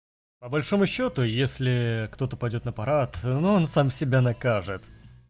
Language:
Russian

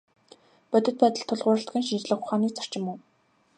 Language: Mongolian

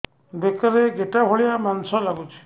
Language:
Odia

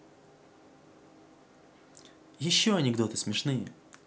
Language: Russian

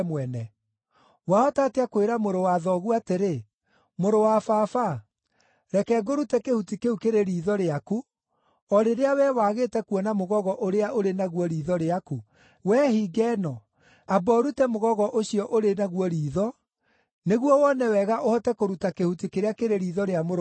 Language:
Kikuyu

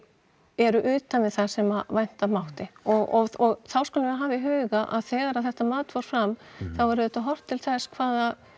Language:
Icelandic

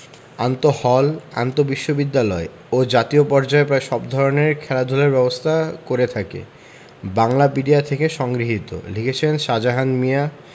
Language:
Bangla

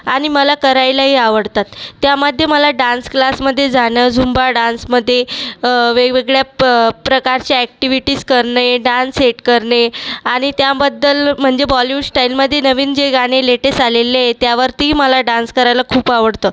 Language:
Marathi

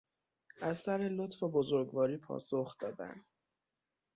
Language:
Persian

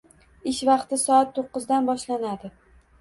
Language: Uzbek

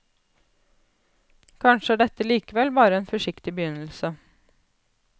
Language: Norwegian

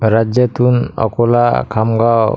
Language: Marathi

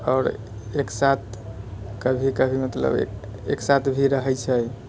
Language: Maithili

